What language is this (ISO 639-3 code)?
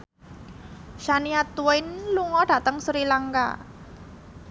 jav